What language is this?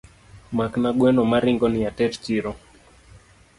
Luo (Kenya and Tanzania)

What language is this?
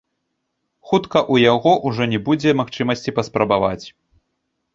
Belarusian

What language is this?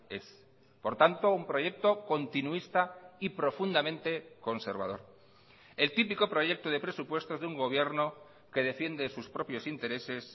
Spanish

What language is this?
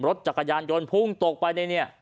Thai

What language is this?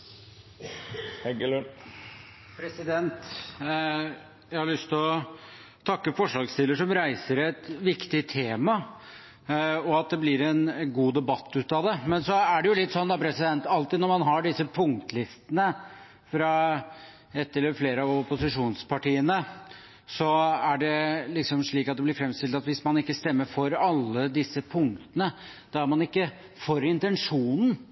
Norwegian Bokmål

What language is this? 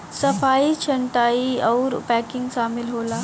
Bhojpuri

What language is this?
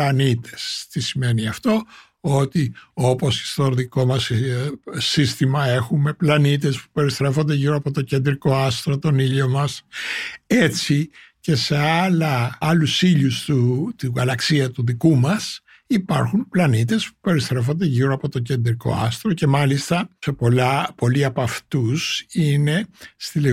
Greek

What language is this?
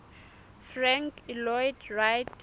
Southern Sotho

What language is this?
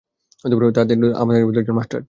Bangla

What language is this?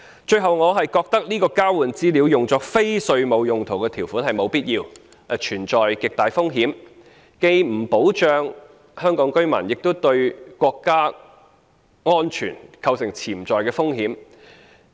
Cantonese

